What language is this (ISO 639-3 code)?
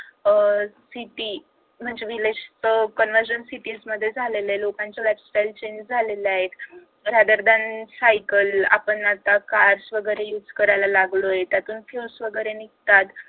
mar